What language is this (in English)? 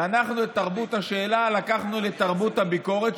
Hebrew